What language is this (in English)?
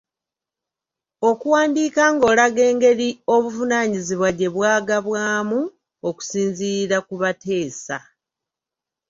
Ganda